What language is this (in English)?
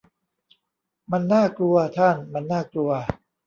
Thai